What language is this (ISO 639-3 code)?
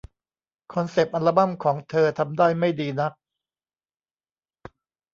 tha